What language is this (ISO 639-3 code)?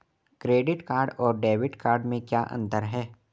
hin